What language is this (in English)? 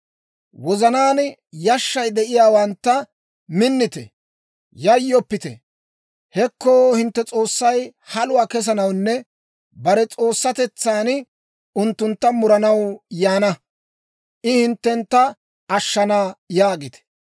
Dawro